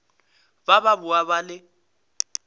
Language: Northern Sotho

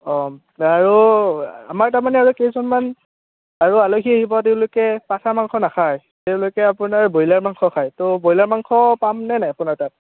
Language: Assamese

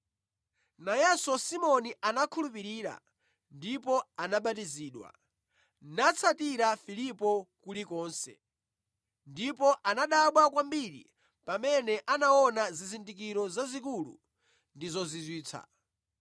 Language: Nyanja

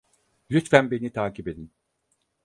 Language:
Turkish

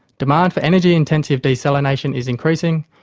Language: English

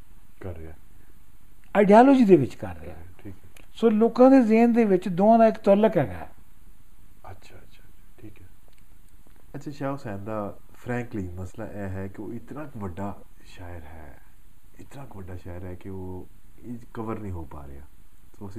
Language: Punjabi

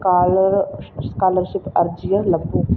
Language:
Punjabi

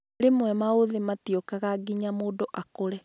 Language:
Kikuyu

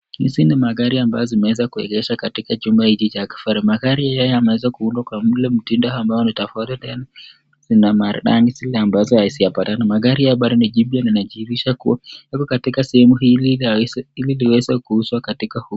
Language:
Swahili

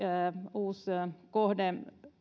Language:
Finnish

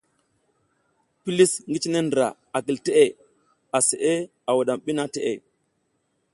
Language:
South Giziga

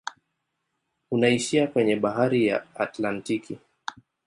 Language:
Swahili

